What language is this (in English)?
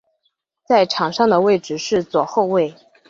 Chinese